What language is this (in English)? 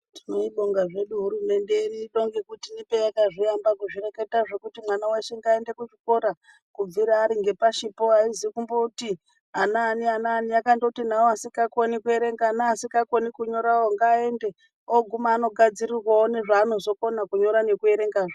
Ndau